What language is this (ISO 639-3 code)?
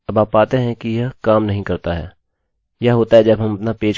hin